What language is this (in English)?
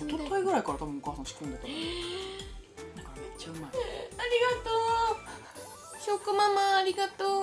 Japanese